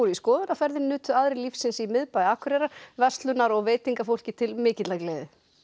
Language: Icelandic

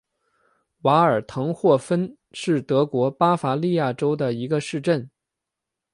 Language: Chinese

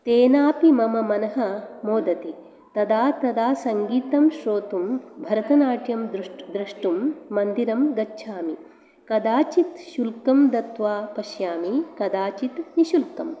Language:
Sanskrit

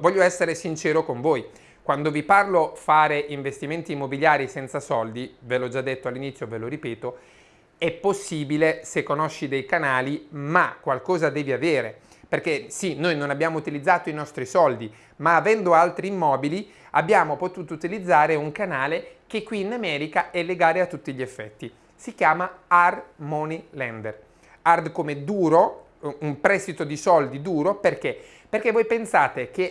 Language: Italian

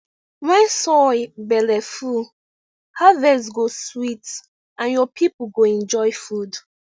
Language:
Nigerian Pidgin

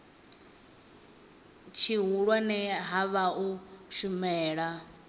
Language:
Venda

